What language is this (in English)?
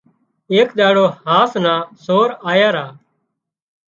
Wadiyara Koli